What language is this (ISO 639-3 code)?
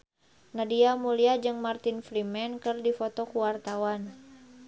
sun